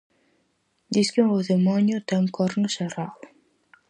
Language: Galician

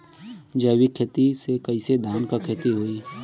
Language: Bhojpuri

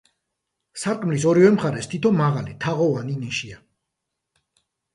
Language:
Georgian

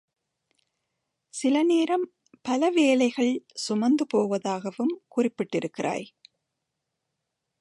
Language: Tamil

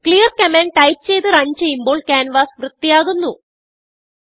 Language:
Malayalam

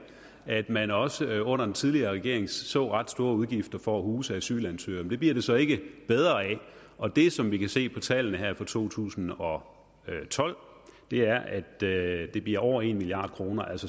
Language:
Danish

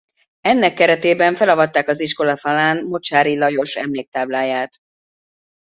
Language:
Hungarian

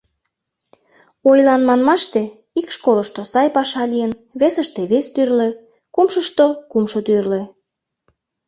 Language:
Mari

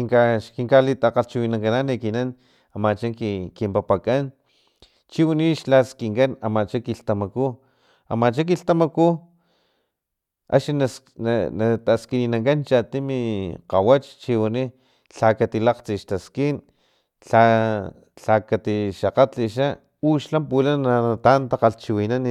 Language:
Filomena Mata-Coahuitlán Totonac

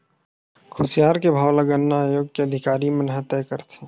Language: Chhattisgarhi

